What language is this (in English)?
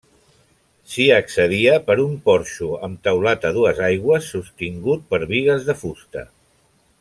Catalan